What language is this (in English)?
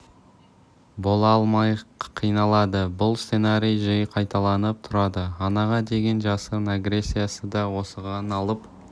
Kazakh